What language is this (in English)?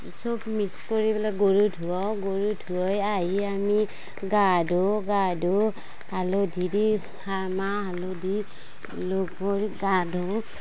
Assamese